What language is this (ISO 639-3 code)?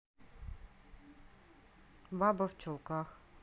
rus